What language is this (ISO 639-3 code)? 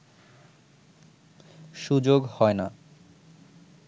ben